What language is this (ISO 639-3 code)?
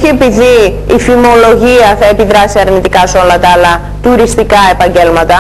ell